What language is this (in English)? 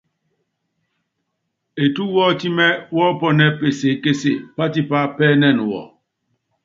Yangben